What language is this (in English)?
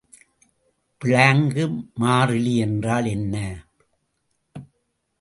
Tamil